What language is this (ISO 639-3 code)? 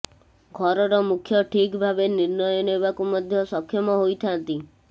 ori